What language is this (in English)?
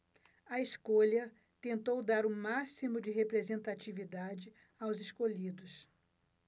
Portuguese